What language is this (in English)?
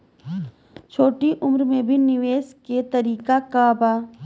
Bhojpuri